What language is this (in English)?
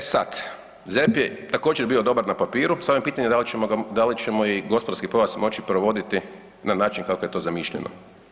Croatian